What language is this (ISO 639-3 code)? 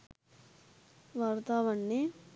sin